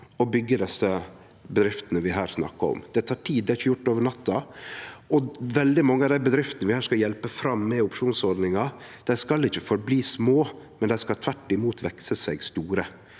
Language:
Norwegian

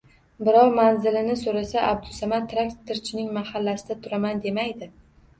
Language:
Uzbek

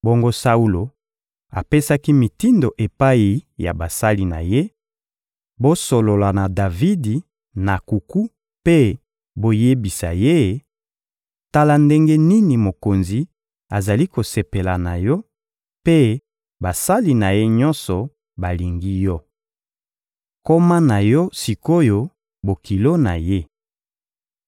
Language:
Lingala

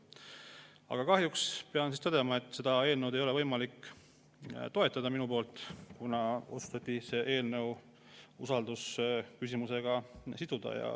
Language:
Estonian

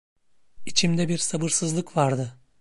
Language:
Turkish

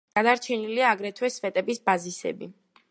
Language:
Georgian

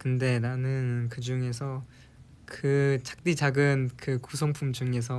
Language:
Korean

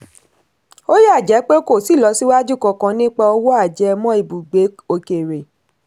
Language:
Yoruba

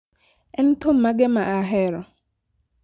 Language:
Luo (Kenya and Tanzania)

